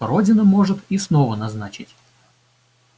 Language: Russian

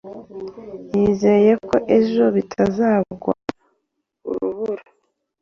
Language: Kinyarwanda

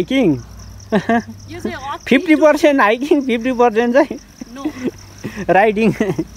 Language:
Arabic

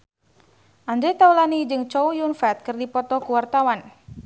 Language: Sundanese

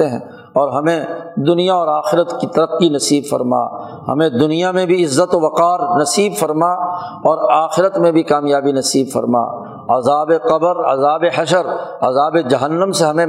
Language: Urdu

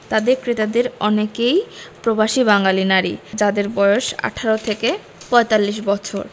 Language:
Bangla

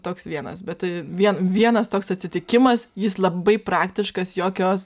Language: Lithuanian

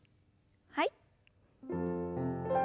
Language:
Japanese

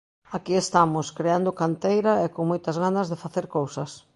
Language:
Galician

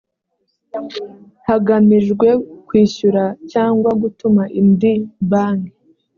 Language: Kinyarwanda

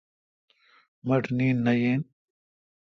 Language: Kalkoti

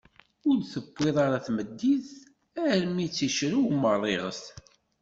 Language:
Kabyle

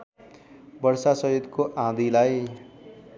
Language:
Nepali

